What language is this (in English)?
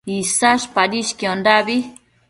Matsés